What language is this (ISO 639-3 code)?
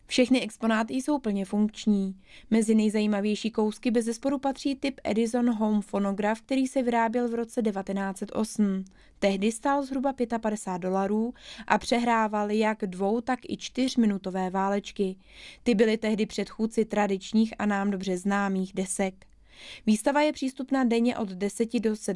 ces